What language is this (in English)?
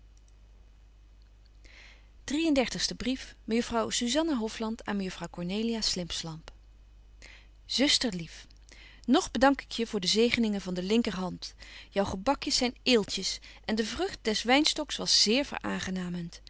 Dutch